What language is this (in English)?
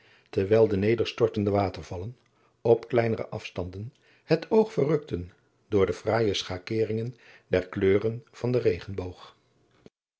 Dutch